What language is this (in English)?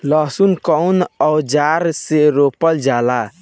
Bhojpuri